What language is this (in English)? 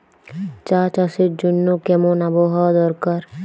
Bangla